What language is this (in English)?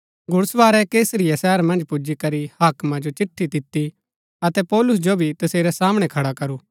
Gaddi